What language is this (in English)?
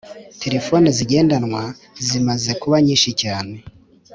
Kinyarwanda